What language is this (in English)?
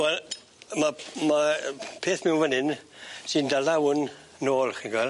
Welsh